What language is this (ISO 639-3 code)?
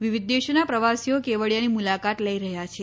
guj